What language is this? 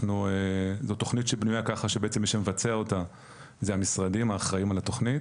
Hebrew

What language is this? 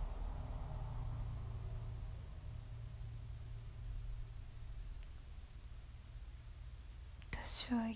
Japanese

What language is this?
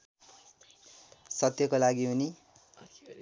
Nepali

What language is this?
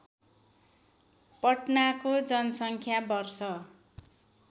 Nepali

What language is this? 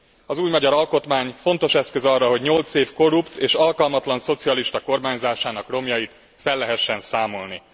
Hungarian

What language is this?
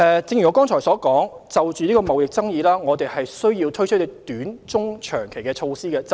Cantonese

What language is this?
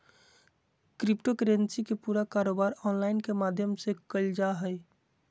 Magahi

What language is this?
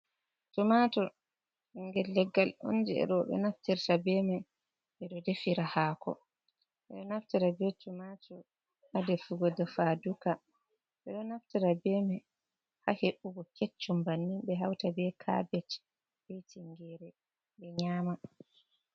Fula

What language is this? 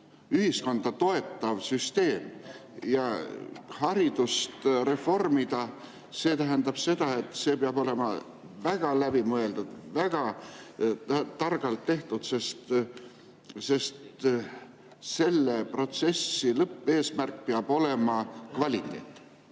Estonian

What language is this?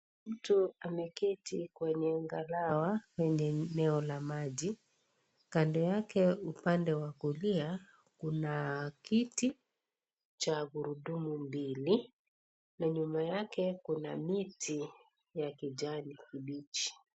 Swahili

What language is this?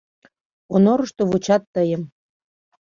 Mari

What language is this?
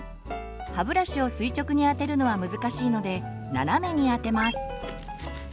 Japanese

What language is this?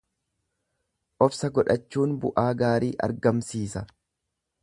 Oromo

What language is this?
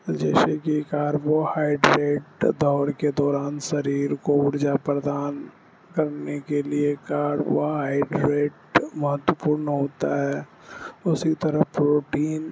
Urdu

